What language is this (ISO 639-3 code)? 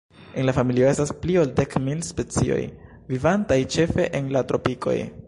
epo